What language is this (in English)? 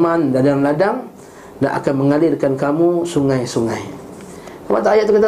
Malay